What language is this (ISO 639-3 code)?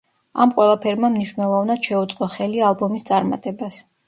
kat